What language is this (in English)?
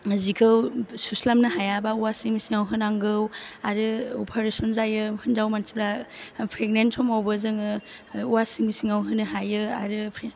Bodo